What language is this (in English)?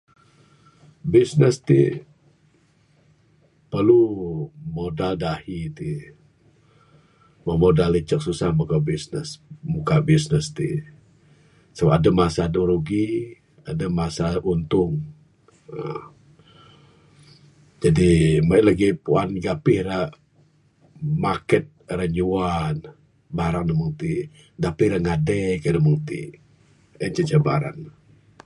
Bukar-Sadung Bidayuh